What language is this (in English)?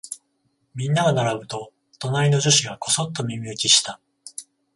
Japanese